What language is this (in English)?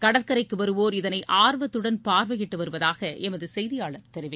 Tamil